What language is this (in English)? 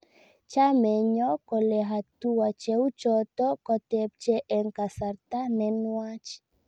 Kalenjin